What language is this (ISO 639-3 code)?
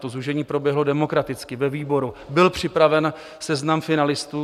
ces